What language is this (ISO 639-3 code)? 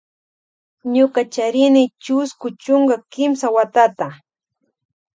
qvj